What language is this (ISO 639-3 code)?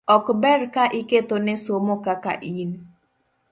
luo